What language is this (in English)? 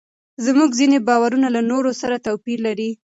Pashto